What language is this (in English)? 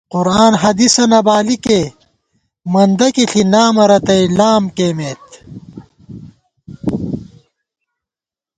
Gawar-Bati